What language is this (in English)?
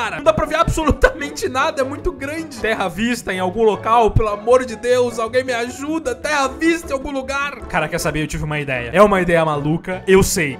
Portuguese